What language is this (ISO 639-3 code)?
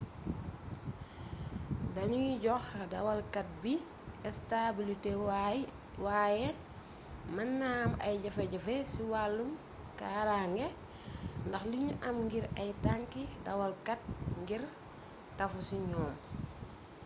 wol